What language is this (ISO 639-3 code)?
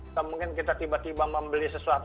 ind